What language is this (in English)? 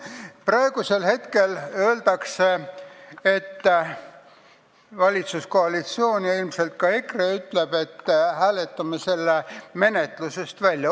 Estonian